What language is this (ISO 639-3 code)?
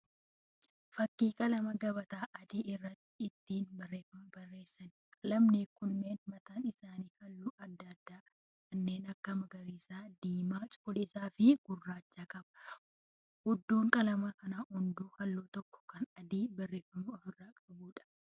orm